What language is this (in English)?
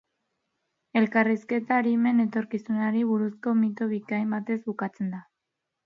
Basque